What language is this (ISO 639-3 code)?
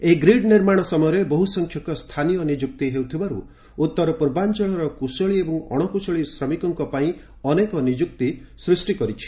ori